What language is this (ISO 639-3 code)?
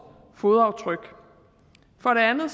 dan